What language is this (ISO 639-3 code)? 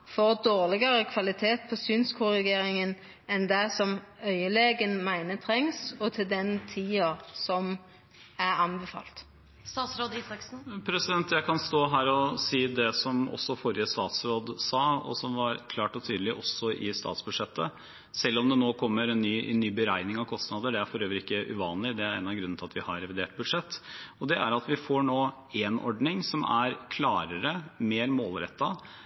nor